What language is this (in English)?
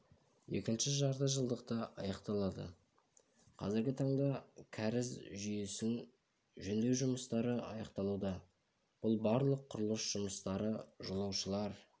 Kazakh